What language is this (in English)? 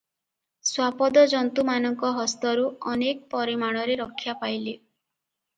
Odia